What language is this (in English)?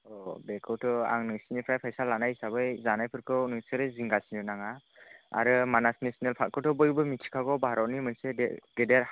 Bodo